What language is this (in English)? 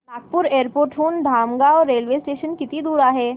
Marathi